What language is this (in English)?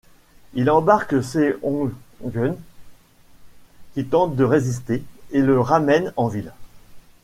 French